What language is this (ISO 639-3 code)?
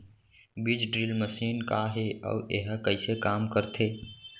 hne